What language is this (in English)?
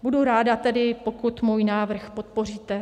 Czech